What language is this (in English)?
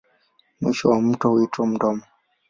Swahili